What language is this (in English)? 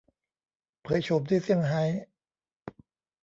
Thai